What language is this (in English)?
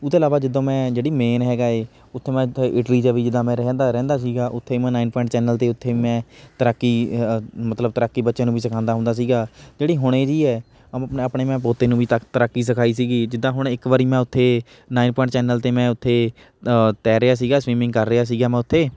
Punjabi